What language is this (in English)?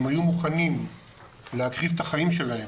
Hebrew